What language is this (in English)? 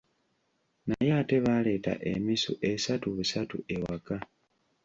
Ganda